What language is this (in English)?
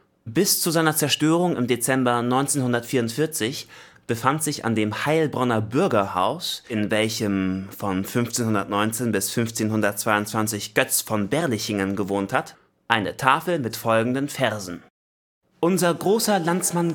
German